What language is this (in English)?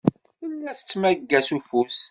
Kabyle